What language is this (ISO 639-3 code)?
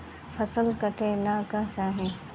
bho